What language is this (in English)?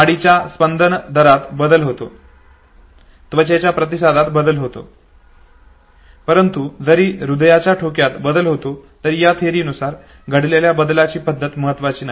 Marathi